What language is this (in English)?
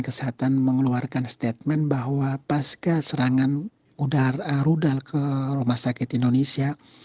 Indonesian